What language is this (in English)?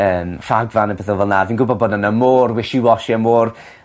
Welsh